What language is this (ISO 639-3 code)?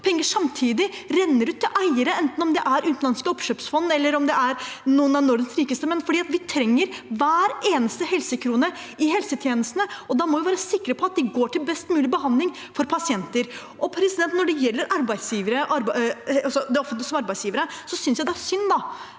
nor